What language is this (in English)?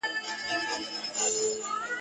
Pashto